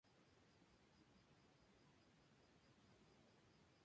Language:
Spanish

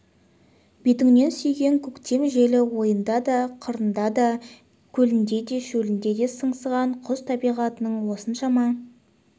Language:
Kazakh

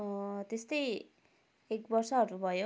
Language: Nepali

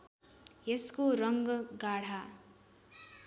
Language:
Nepali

